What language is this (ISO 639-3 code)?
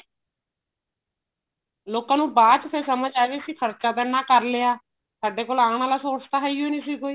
pan